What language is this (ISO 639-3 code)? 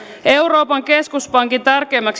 fin